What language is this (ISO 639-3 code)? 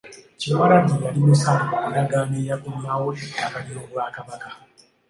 lug